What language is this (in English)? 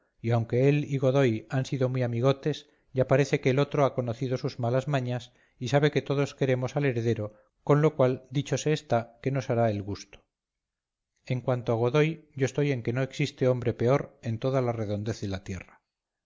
Spanish